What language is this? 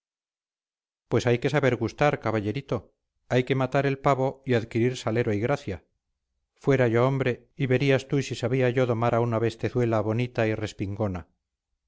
Spanish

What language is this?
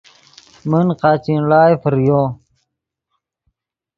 Yidgha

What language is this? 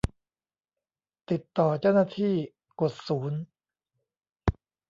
Thai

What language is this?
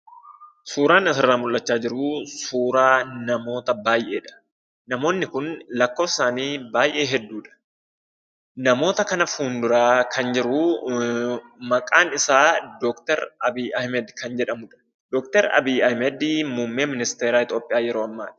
Oromo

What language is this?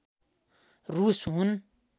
Nepali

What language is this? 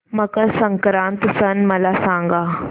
Marathi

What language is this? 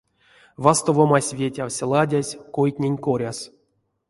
Erzya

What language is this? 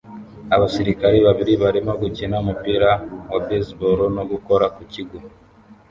Kinyarwanda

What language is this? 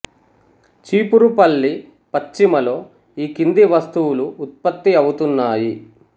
Telugu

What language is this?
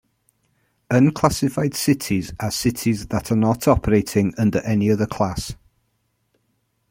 English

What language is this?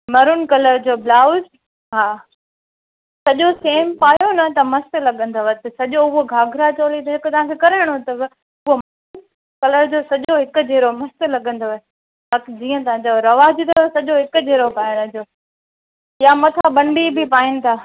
Sindhi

